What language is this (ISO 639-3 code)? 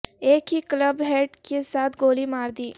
urd